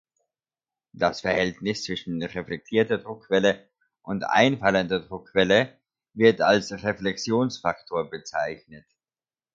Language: German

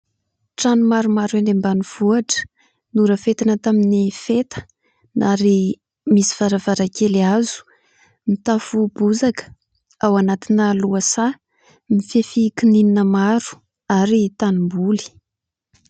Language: Malagasy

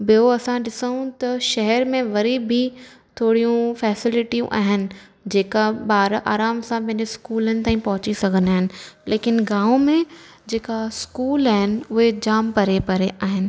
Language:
Sindhi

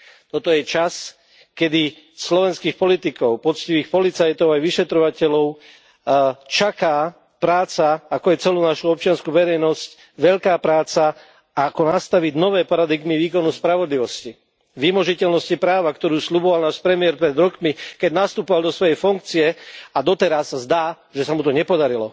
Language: Slovak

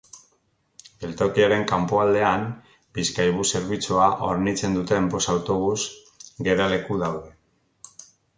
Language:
Basque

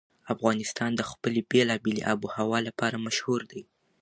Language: Pashto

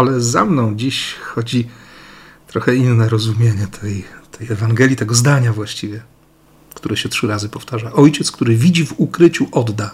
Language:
Polish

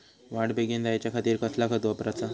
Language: Marathi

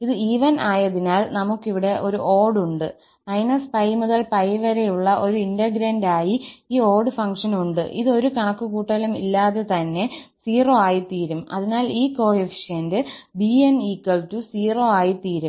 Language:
Malayalam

